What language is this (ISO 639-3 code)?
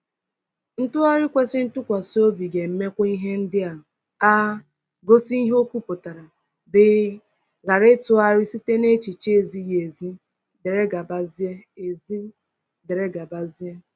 ibo